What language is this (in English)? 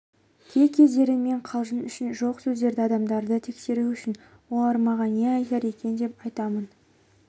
Kazakh